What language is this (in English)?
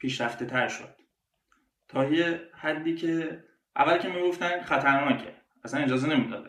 Persian